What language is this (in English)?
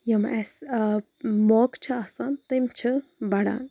Kashmiri